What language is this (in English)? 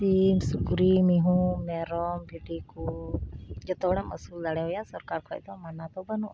Santali